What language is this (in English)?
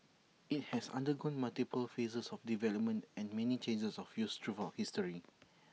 English